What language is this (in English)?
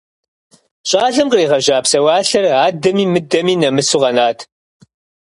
Kabardian